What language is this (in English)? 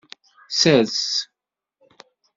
Kabyle